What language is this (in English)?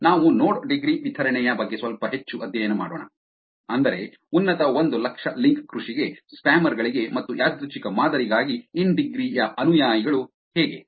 Kannada